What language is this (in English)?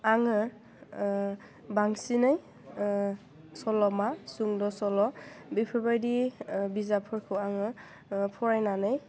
Bodo